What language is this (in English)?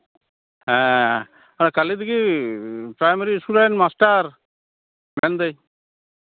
Santali